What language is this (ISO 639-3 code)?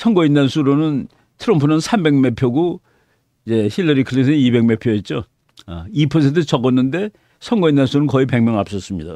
kor